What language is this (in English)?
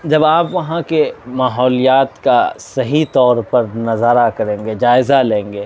Urdu